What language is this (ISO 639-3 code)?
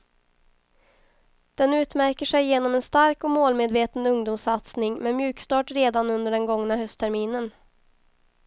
swe